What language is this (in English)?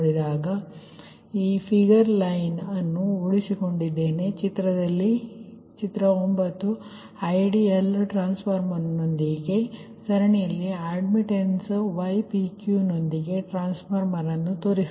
Kannada